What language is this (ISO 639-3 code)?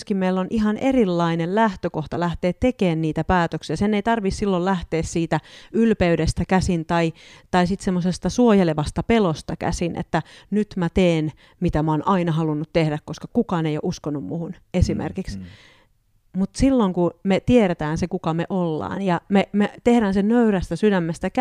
fin